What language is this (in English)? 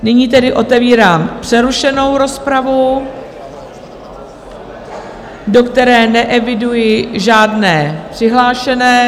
Czech